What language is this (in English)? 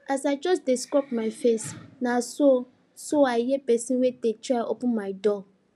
Nigerian Pidgin